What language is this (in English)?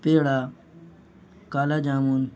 Urdu